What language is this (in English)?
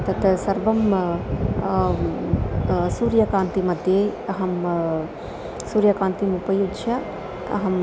Sanskrit